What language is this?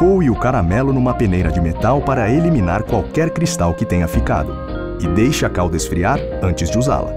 Portuguese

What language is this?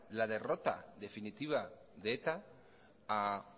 Spanish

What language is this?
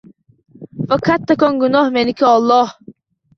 Uzbek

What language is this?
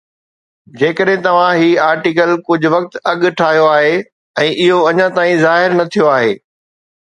Sindhi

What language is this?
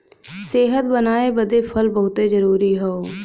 Bhojpuri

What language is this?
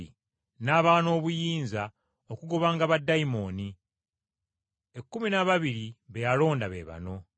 Ganda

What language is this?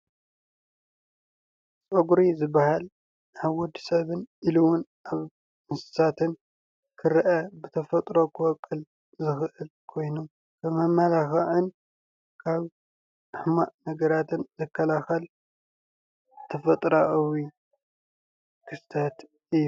Tigrinya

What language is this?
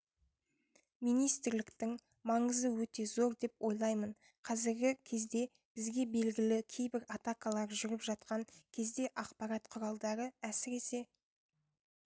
Kazakh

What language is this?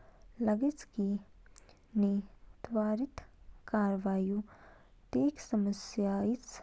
Kinnauri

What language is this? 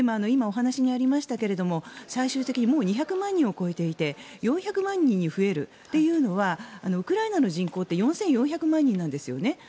Japanese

